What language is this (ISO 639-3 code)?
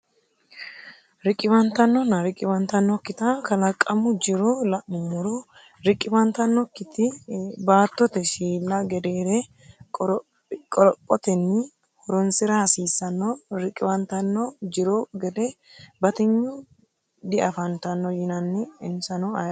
sid